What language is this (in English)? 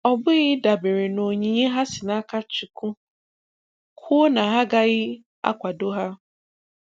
Igbo